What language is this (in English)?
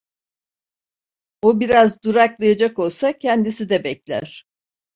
Turkish